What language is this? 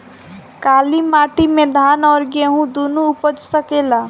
Bhojpuri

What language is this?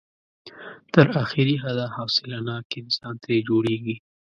Pashto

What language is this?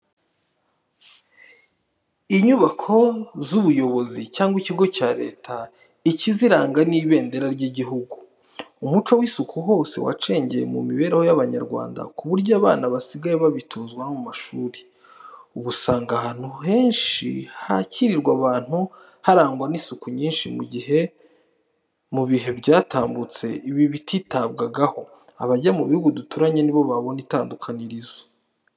Kinyarwanda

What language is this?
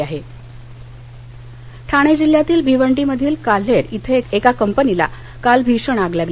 Marathi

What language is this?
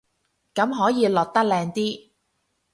Cantonese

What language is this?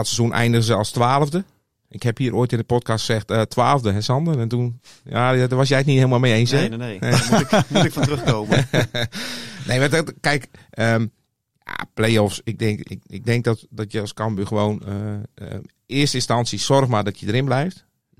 Dutch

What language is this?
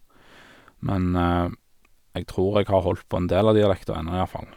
Norwegian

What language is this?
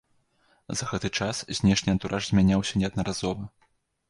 Belarusian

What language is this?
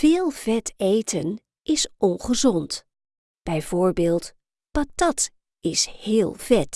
Dutch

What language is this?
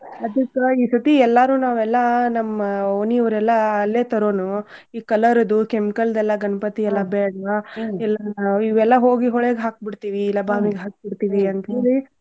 Kannada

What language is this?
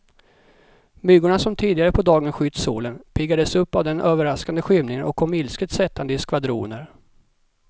Swedish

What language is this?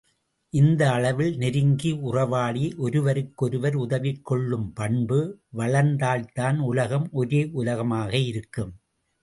Tamil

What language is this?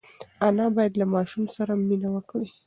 Pashto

